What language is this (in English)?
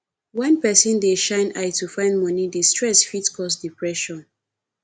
Nigerian Pidgin